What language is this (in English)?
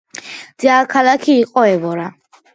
Georgian